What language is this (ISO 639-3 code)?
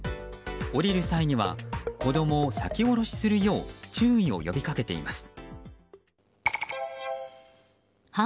jpn